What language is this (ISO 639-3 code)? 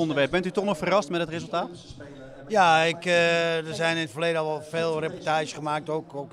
nld